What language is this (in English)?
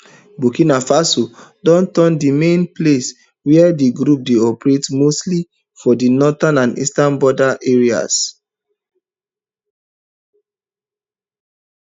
Nigerian Pidgin